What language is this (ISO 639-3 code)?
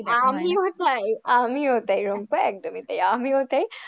ben